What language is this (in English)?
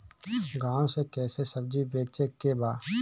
Bhojpuri